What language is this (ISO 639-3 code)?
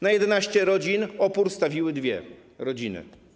pol